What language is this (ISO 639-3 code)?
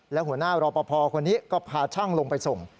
tha